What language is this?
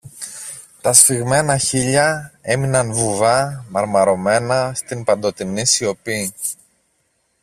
Greek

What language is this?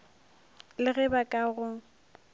Northern Sotho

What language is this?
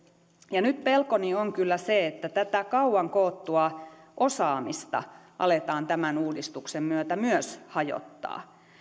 Finnish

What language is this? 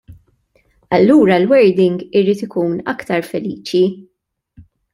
Maltese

